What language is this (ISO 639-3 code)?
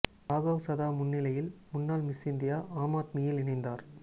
tam